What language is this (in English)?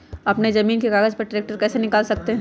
Magahi